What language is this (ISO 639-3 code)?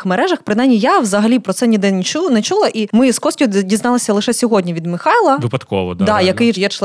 ukr